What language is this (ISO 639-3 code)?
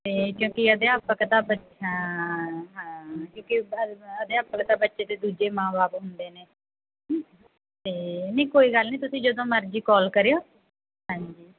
pan